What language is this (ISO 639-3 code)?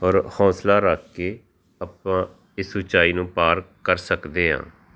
pan